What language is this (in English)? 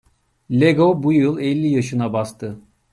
Turkish